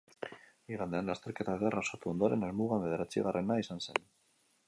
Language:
Basque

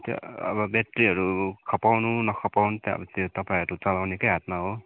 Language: Nepali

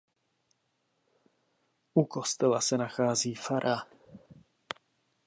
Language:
Czech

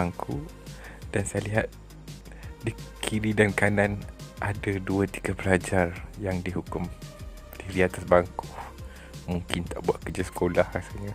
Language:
Malay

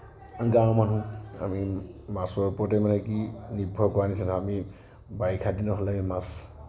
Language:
Assamese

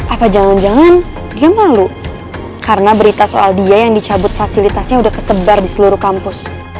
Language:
Indonesian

